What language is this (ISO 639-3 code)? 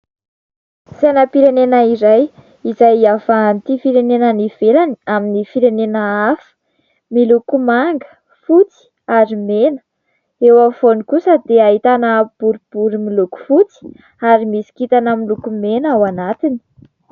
mlg